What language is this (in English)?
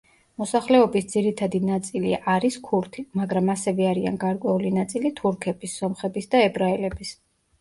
Georgian